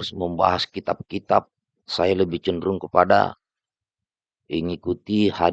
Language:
Indonesian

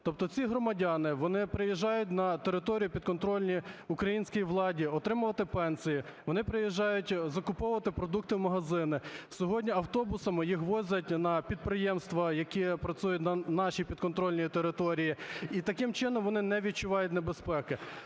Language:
Ukrainian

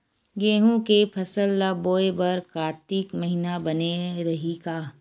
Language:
Chhattisgarhi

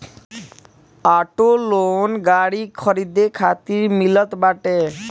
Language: Bhojpuri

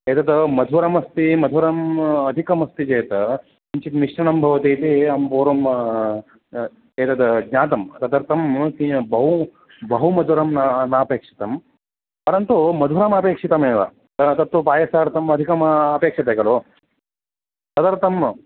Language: Sanskrit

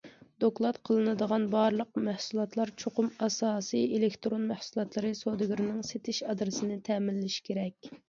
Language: Uyghur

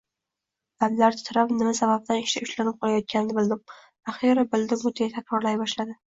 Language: Uzbek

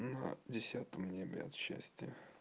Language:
Russian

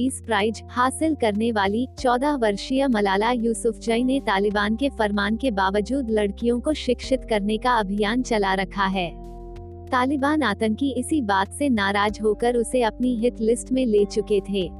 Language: Hindi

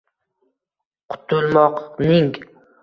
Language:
Uzbek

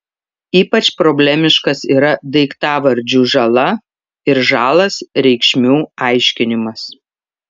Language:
Lithuanian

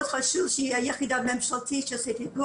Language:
Hebrew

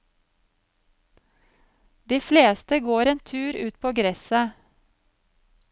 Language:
Norwegian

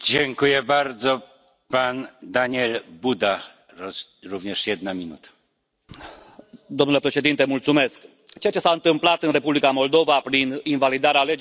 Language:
Romanian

